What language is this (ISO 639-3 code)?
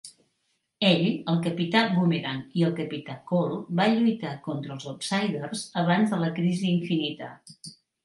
cat